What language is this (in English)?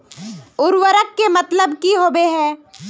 Magahi